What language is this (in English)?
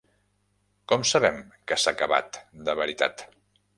Catalan